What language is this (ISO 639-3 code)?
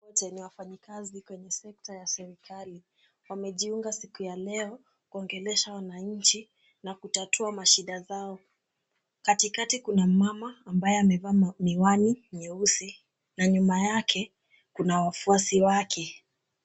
swa